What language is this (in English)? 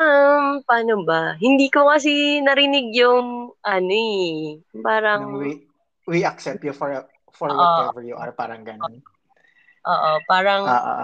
Filipino